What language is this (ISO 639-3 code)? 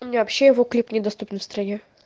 rus